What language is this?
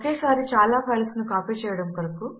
Telugu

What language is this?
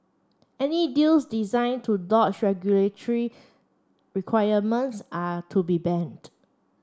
English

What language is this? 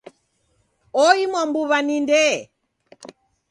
Taita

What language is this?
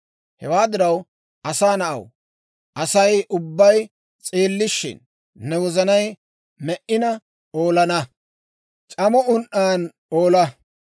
Dawro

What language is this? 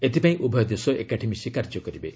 Odia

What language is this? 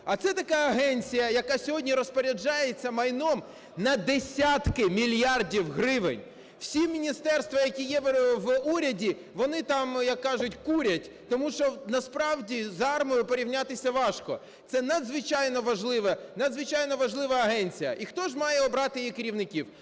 Ukrainian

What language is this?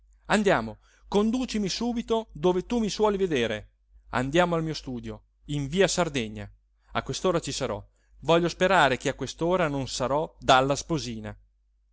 Italian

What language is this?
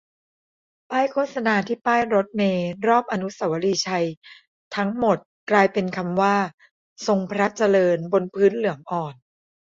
Thai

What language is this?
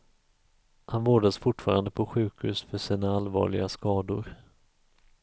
Swedish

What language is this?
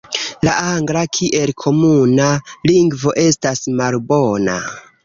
Esperanto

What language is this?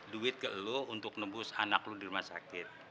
Indonesian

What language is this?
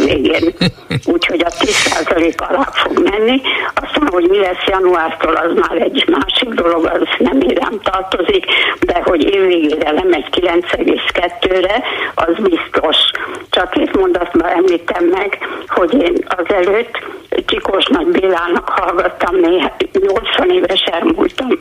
Hungarian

